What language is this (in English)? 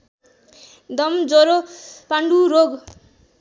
Nepali